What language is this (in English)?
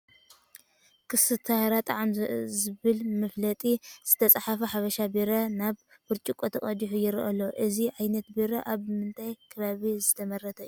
Tigrinya